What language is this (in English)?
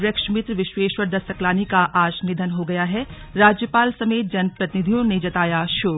Hindi